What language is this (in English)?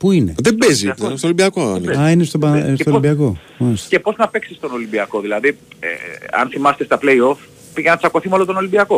Greek